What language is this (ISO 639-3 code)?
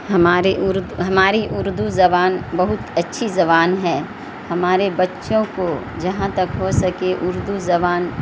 urd